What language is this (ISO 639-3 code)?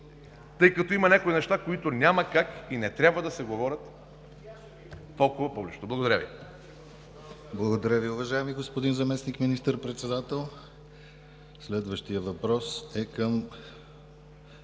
bul